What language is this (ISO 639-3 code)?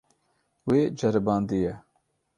kur